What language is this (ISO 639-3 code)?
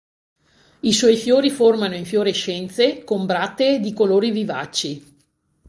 ita